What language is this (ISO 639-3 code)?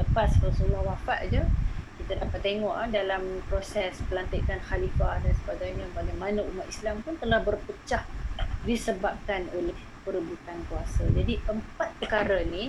msa